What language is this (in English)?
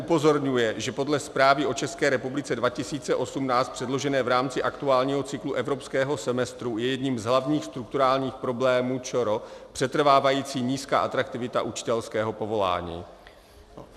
Czech